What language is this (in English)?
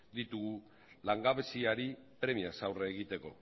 Basque